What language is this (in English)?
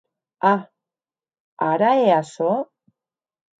Occitan